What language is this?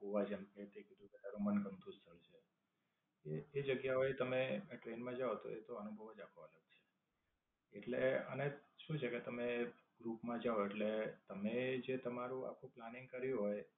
Gujarati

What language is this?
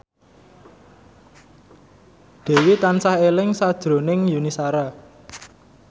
Javanese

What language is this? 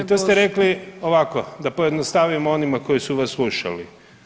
Croatian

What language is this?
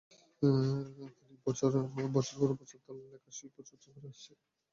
Bangla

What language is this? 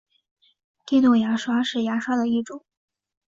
Chinese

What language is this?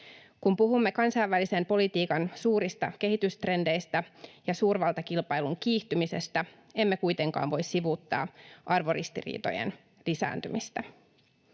Finnish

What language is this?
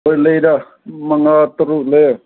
Manipuri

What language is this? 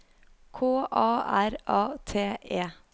Norwegian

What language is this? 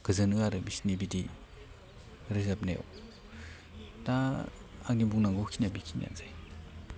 Bodo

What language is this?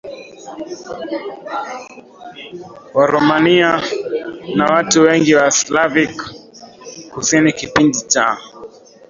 Swahili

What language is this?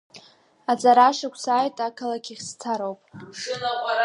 Abkhazian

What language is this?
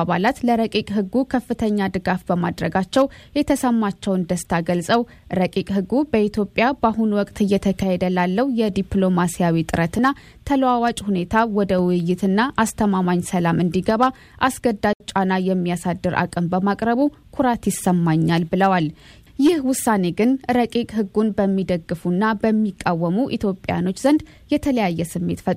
Amharic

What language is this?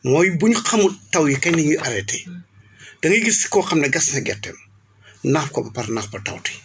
Wolof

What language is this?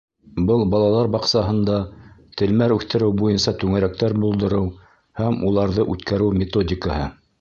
Bashkir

